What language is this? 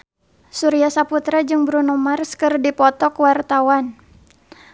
Sundanese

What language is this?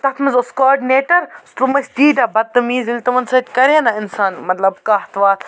Kashmiri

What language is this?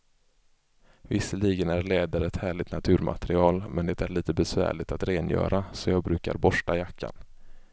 Swedish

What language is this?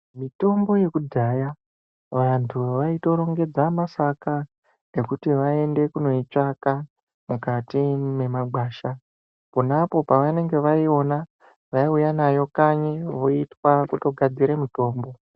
Ndau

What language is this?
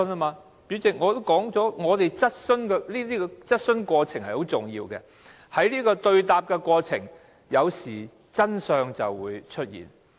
Cantonese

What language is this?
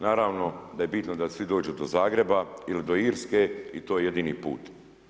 Croatian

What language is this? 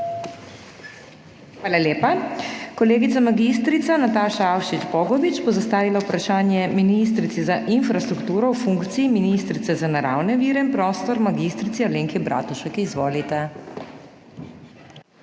Slovenian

